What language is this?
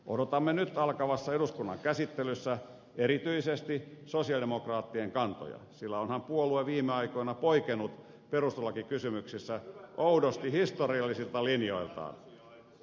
Finnish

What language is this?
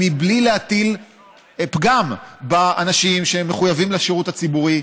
Hebrew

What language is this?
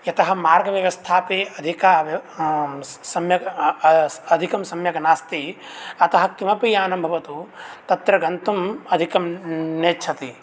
Sanskrit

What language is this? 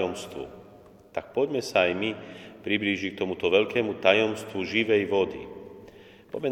Slovak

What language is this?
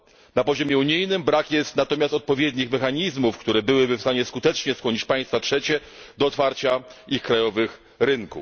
Polish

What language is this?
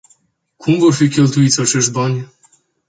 Romanian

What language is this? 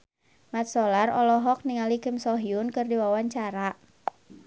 Sundanese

